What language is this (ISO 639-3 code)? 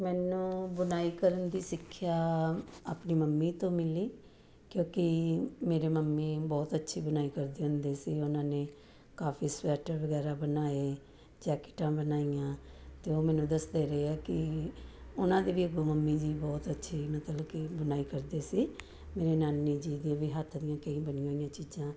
pan